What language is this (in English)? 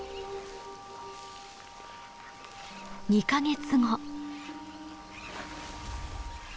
Japanese